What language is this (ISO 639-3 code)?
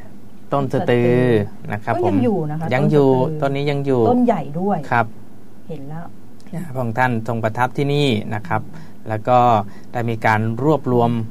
tha